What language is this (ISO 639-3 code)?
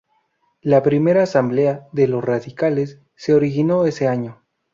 spa